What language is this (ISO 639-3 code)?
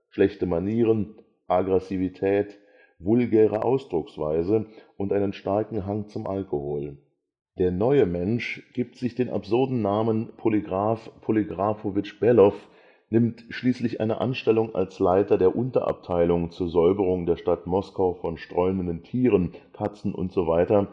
deu